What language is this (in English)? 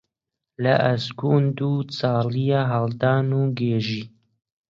Central Kurdish